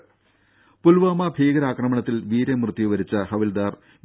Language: Malayalam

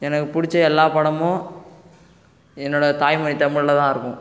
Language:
Tamil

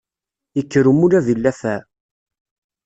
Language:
Kabyle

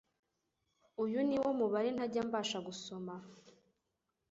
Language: Kinyarwanda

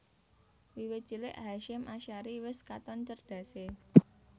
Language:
Javanese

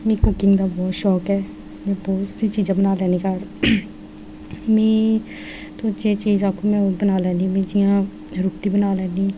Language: Dogri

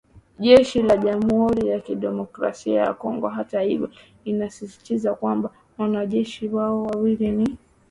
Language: Swahili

